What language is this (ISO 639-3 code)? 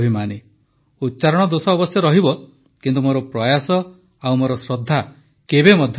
ori